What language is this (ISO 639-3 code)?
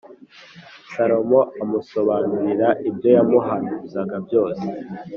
kin